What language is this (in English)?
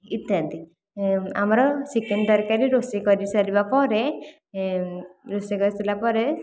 Odia